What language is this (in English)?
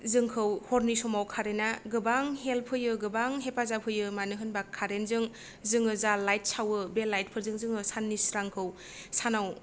Bodo